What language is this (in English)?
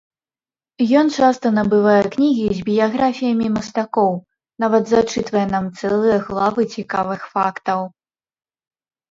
Belarusian